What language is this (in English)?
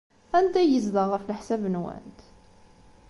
Kabyle